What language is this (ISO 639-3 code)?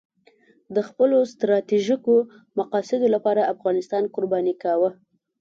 pus